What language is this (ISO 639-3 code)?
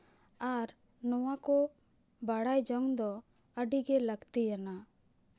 sat